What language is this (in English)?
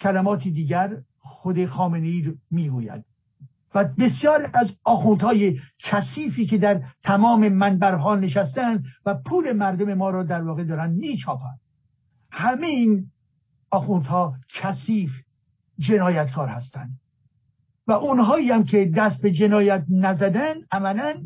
Persian